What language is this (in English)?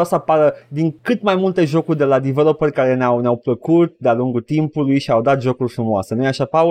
Romanian